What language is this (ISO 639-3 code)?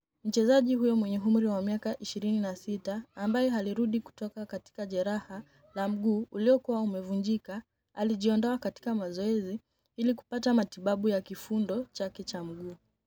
luo